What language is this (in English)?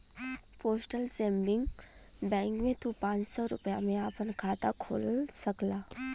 Bhojpuri